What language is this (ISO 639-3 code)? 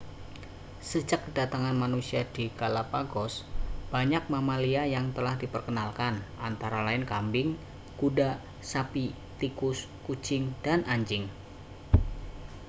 ind